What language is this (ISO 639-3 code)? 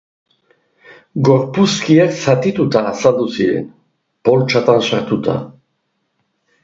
eus